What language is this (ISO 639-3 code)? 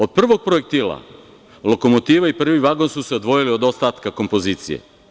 srp